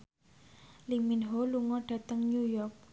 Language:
Javanese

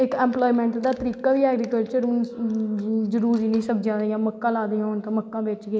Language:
Dogri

